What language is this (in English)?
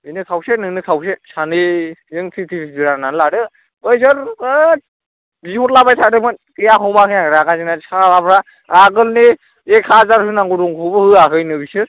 Bodo